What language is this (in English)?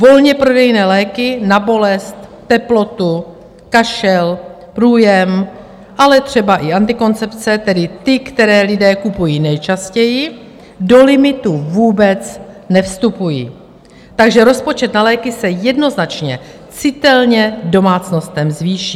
Czech